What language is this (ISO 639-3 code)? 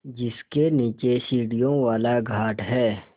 hin